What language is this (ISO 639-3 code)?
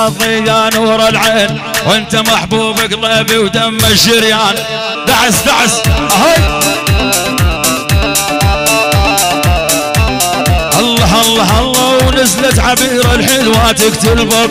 ara